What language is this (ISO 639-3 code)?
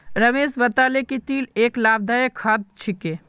mag